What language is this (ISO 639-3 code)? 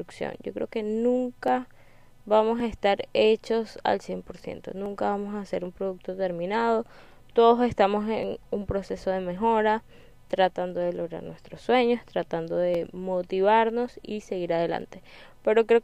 spa